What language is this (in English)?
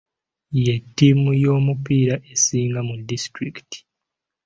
Ganda